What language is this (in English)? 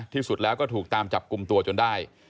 Thai